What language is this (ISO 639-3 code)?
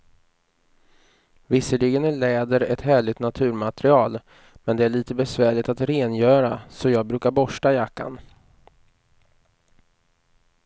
swe